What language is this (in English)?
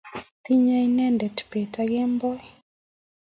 Kalenjin